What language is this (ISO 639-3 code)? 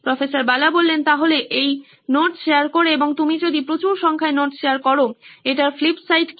ben